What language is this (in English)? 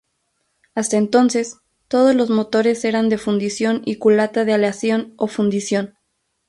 Spanish